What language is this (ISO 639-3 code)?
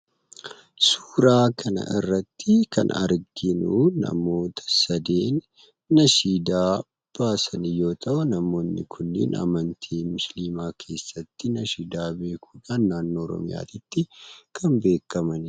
orm